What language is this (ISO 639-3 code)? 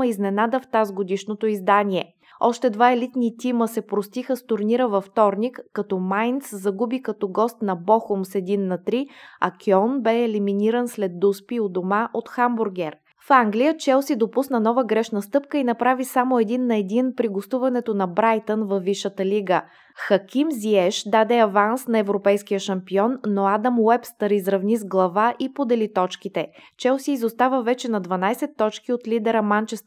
bul